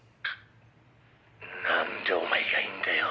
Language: Japanese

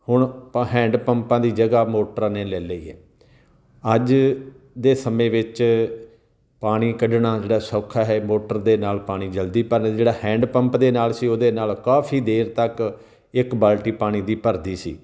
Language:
Punjabi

